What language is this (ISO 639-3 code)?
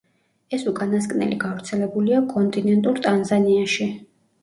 kat